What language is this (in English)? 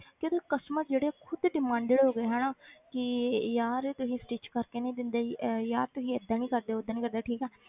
Punjabi